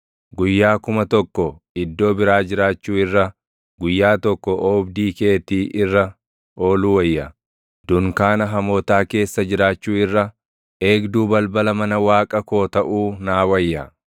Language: Oromo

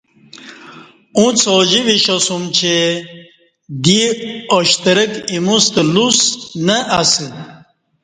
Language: Kati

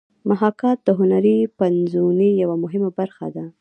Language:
Pashto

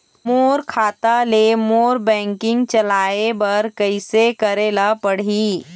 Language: Chhattisgarhi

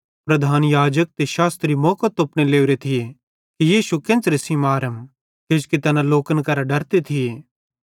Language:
Bhadrawahi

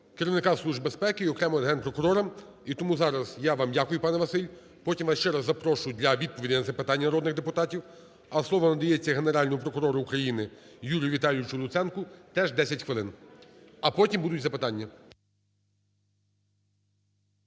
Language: Ukrainian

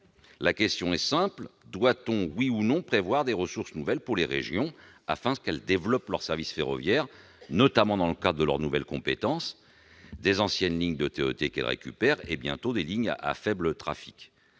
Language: French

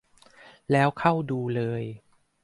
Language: Thai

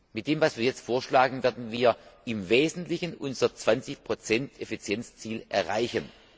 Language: German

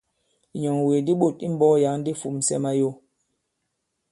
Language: Bankon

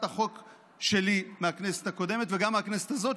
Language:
Hebrew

